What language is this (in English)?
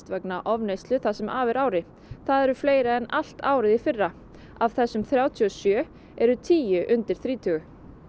Icelandic